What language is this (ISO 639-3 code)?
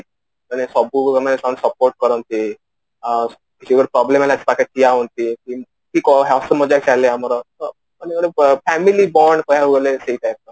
ori